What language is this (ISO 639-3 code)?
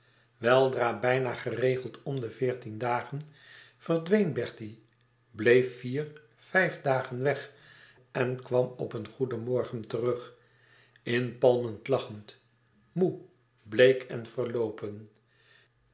nld